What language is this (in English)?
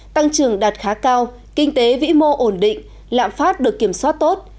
Vietnamese